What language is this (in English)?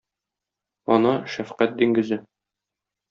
Tatar